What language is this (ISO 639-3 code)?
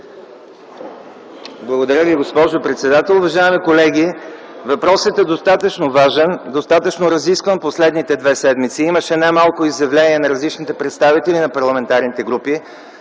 bul